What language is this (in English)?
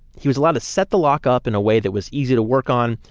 English